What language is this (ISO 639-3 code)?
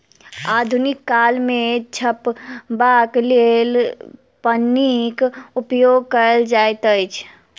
mai